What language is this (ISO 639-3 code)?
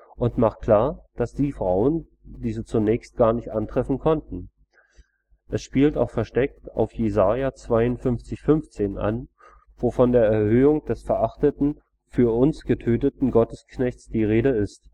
deu